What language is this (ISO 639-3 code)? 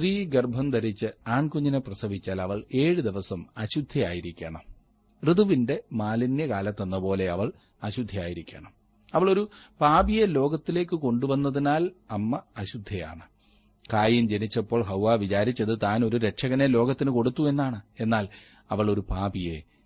mal